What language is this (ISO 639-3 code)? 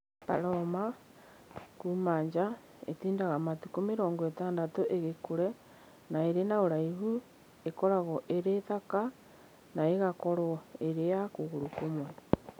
kik